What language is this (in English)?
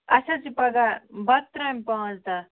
Kashmiri